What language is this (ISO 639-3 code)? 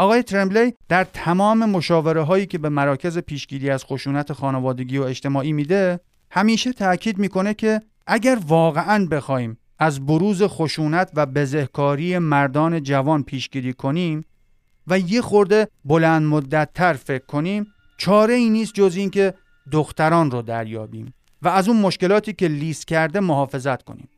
fas